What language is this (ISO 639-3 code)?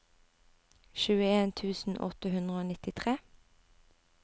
nor